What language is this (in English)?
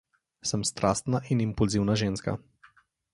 Slovenian